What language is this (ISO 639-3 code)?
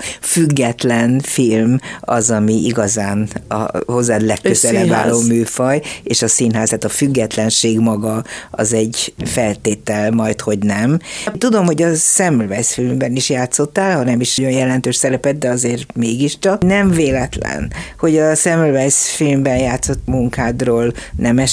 hun